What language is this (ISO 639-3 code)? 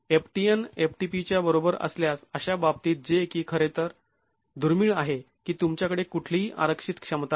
mar